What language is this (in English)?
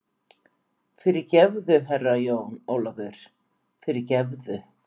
Icelandic